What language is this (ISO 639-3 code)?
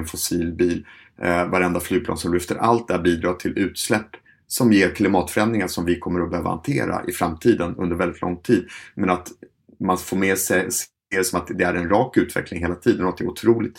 swe